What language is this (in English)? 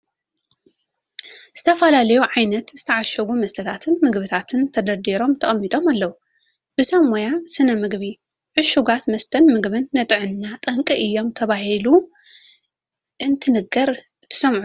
Tigrinya